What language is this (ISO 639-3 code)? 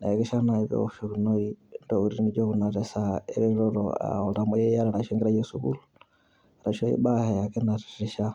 mas